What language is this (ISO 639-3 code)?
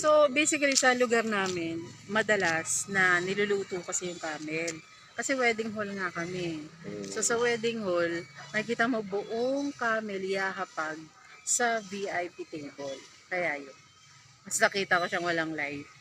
fil